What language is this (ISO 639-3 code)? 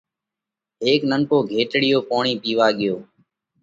kvx